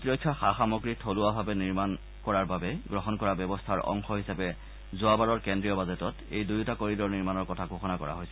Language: Assamese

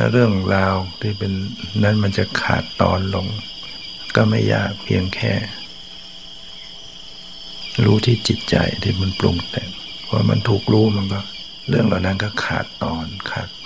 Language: Thai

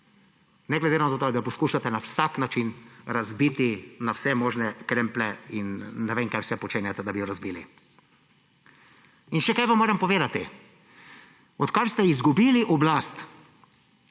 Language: Slovenian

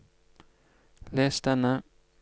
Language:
Norwegian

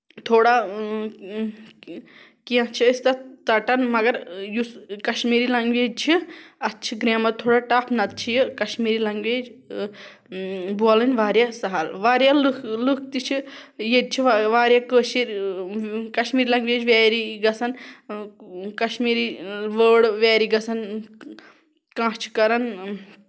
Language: Kashmiri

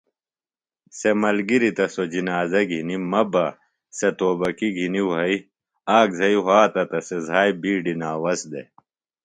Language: Phalura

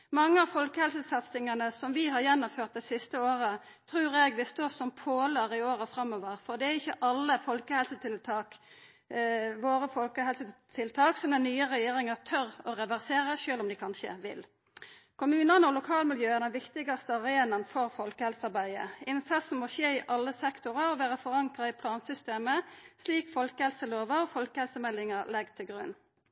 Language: Norwegian Nynorsk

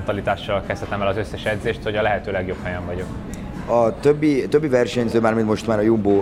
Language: Hungarian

